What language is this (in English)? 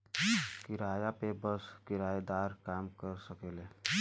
Bhojpuri